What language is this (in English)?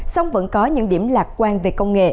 Vietnamese